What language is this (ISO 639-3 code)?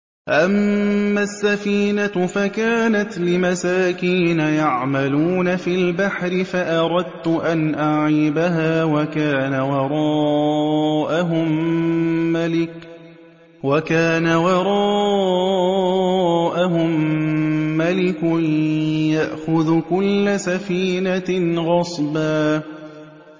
ara